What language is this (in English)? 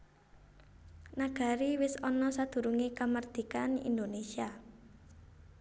Javanese